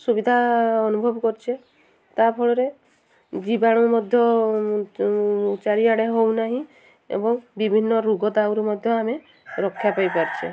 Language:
Odia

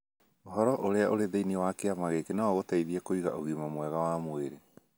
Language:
Kikuyu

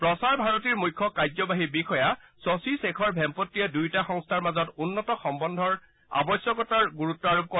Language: Assamese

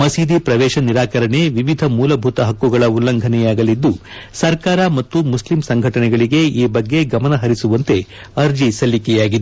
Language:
Kannada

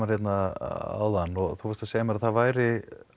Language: Icelandic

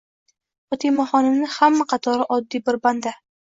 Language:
Uzbek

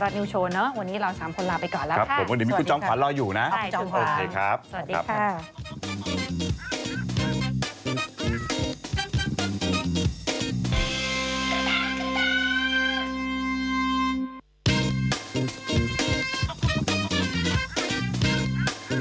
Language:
Thai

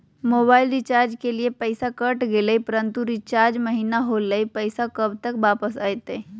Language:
Magahi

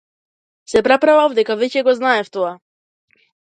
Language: Macedonian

